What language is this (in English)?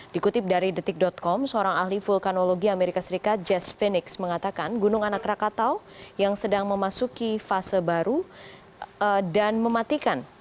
Indonesian